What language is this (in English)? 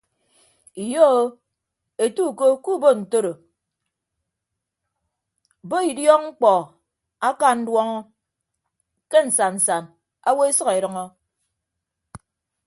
Ibibio